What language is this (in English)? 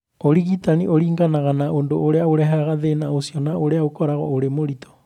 Kikuyu